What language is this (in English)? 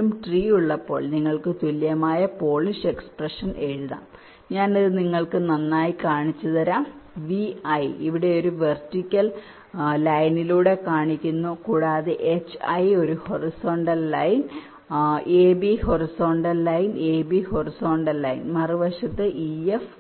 Malayalam